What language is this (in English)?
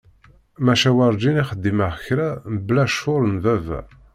Kabyle